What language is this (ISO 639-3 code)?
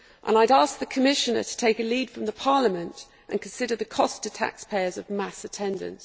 eng